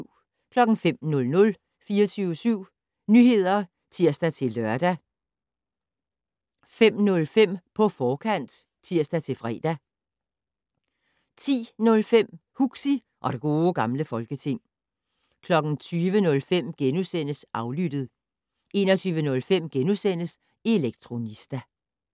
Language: Danish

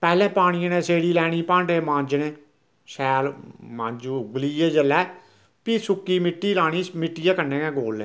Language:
Dogri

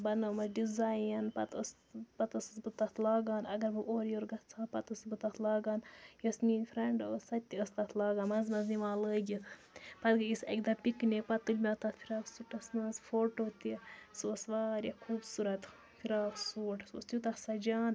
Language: Kashmiri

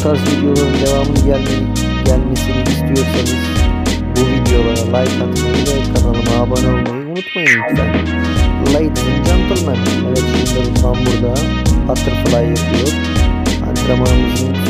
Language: Turkish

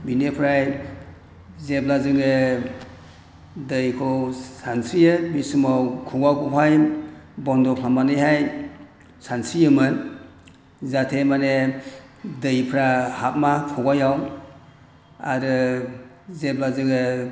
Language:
Bodo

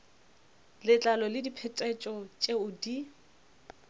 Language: Northern Sotho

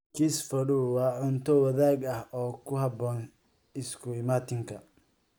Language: Somali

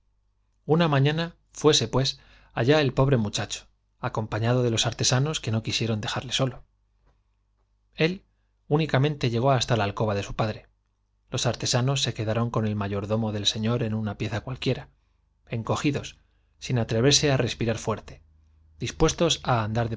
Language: Spanish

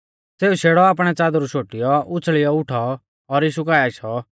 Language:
Mahasu Pahari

